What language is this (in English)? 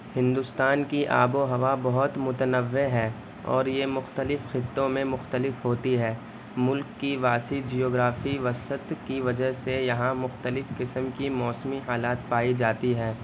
Urdu